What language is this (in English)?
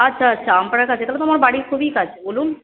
Bangla